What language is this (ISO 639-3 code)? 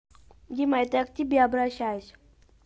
rus